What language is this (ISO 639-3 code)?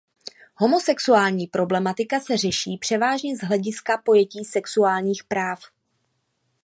ces